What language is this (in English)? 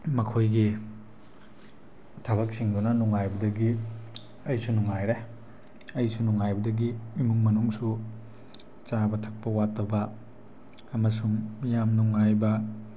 Manipuri